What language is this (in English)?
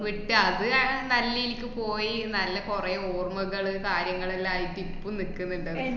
Malayalam